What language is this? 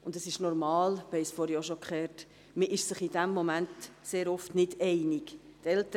Swiss German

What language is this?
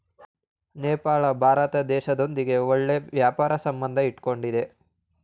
Kannada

